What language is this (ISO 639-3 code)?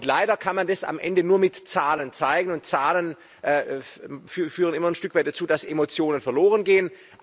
deu